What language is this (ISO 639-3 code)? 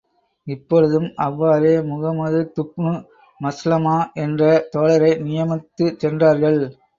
tam